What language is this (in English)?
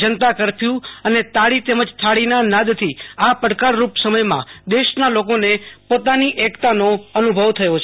Gujarati